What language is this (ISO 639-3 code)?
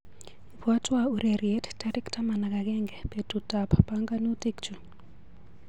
kln